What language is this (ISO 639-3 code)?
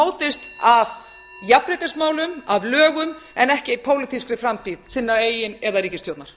isl